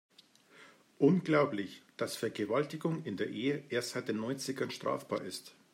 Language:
German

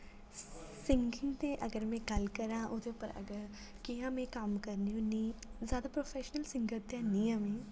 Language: Dogri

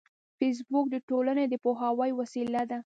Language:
Pashto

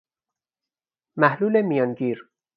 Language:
Persian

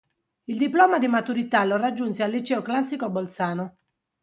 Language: Italian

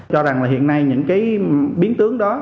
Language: Vietnamese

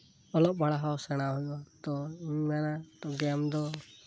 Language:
Santali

